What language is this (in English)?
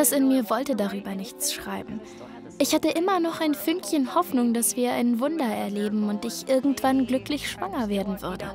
German